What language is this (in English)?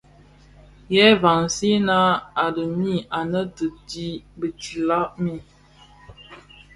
Bafia